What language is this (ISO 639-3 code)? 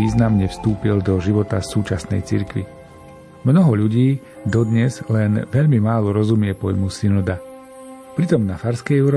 slk